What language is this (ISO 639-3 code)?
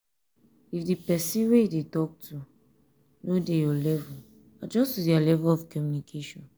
pcm